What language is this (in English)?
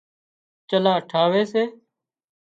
Wadiyara Koli